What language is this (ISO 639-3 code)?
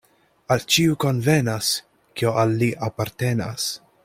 epo